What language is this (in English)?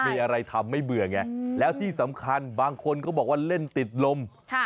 Thai